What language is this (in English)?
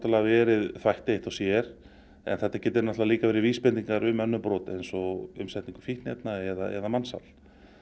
Icelandic